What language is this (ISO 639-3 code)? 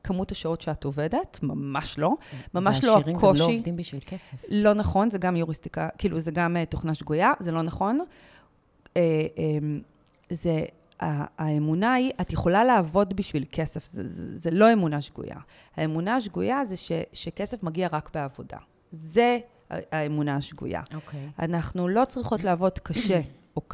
heb